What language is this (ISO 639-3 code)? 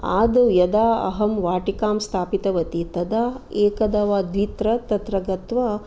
san